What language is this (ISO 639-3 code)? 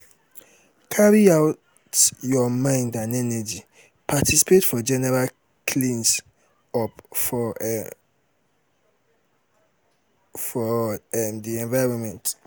pcm